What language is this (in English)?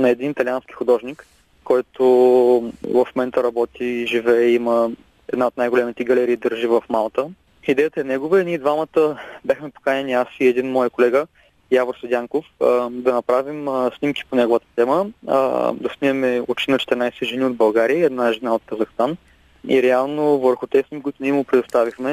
Bulgarian